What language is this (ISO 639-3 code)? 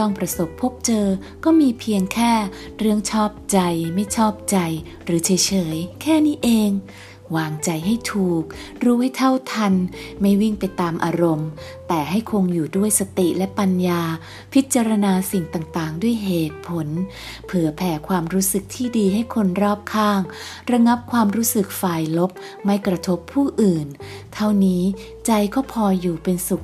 tha